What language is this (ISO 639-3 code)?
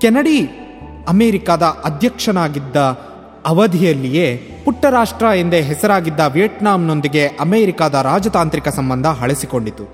kan